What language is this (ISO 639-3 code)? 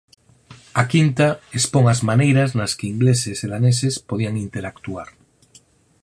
glg